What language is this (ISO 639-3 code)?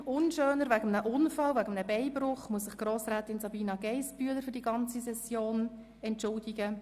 gsw